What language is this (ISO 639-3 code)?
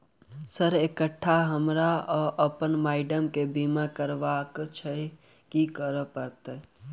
mai